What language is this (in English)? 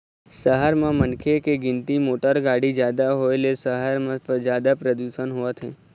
Chhattisgarhi